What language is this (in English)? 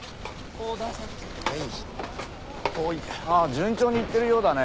Japanese